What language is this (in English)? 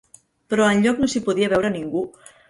Catalan